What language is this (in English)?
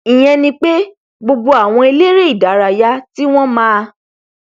Yoruba